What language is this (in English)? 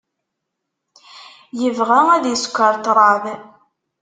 Kabyle